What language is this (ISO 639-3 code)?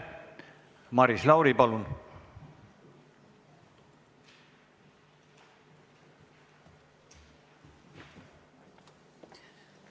est